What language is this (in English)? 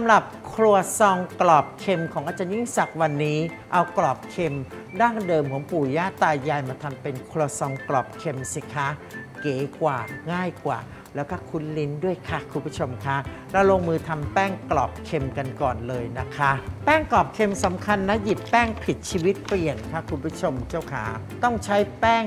Thai